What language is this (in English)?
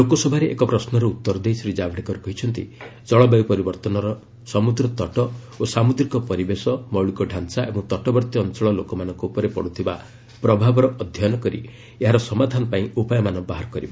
Odia